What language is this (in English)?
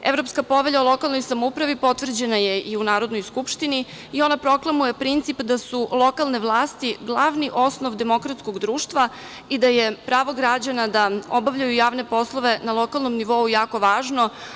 Serbian